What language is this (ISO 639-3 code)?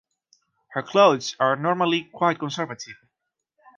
eng